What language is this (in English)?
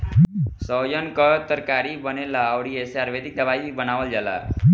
Bhojpuri